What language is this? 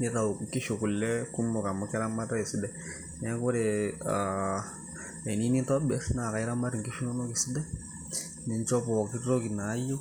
Masai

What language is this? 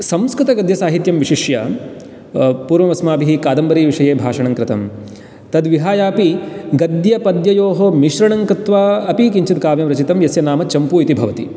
Sanskrit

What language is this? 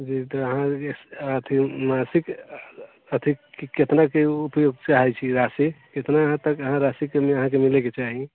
Maithili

